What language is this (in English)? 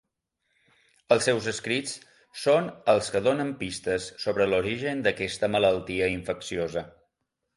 Catalan